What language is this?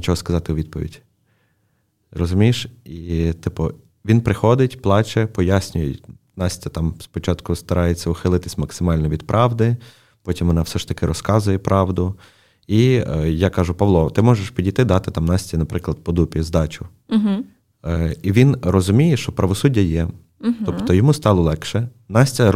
Ukrainian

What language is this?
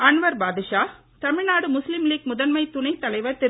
Tamil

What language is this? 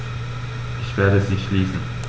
German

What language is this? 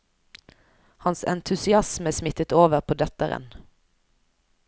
Norwegian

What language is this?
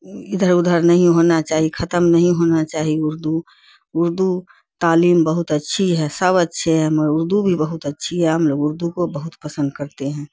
Urdu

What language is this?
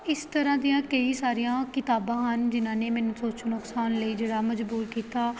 Punjabi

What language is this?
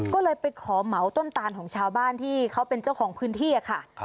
Thai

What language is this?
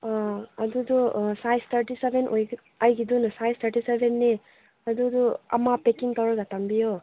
Manipuri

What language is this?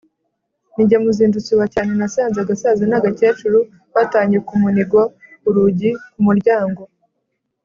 Kinyarwanda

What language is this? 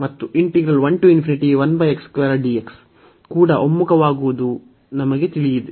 Kannada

